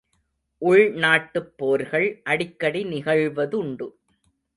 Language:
Tamil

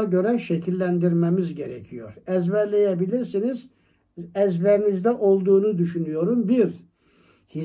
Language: Turkish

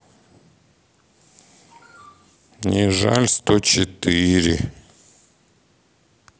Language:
Russian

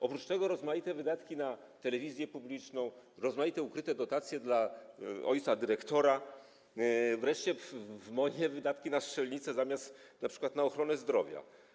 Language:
Polish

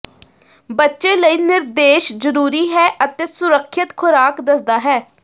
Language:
Punjabi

